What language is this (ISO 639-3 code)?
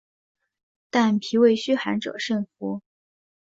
zho